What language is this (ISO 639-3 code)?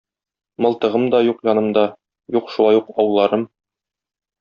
tat